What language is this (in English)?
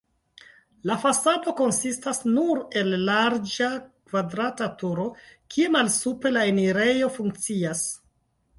Esperanto